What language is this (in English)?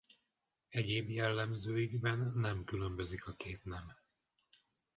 Hungarian